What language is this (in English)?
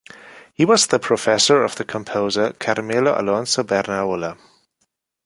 English